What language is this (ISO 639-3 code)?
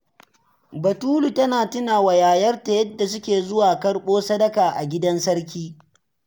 hau